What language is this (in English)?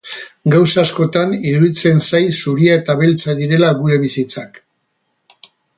Basque